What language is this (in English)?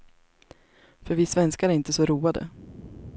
Swedish